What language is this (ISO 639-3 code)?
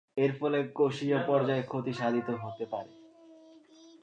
ben